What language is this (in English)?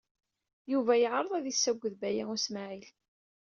Kabyle